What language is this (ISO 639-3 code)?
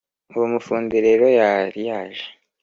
kin